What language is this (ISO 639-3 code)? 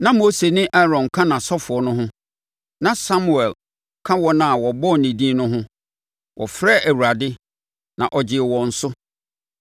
aka